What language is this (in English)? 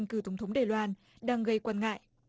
Vietnamese